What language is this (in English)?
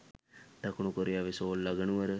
Sinhala